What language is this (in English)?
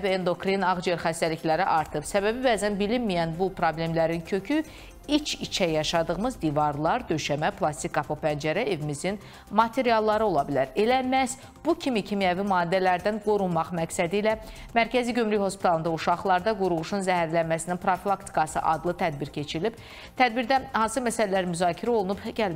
Turkish